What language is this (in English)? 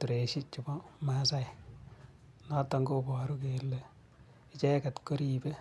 Kalenjin